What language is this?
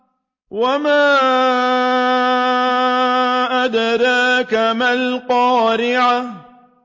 Arabic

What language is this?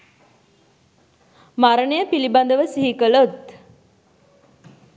Sinhala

